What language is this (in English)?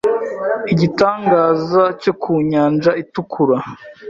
Kinyarwanda